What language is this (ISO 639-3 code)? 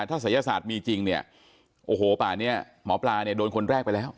tha